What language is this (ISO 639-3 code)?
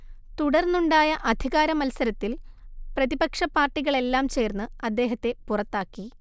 mal